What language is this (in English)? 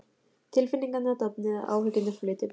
Icelandic